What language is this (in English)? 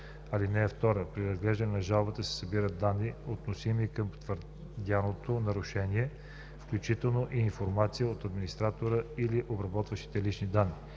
Bulgarian